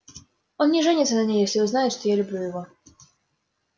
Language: Russian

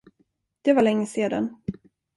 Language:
Swedish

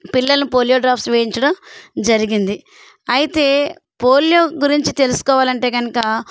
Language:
Telugu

